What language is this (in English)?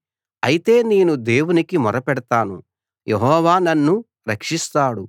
Telugu